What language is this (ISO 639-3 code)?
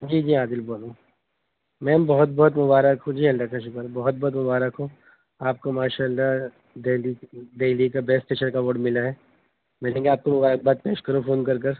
urd